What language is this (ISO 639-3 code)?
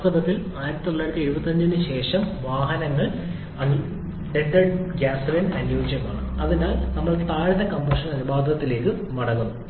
mal